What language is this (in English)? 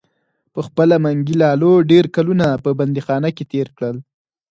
Pashto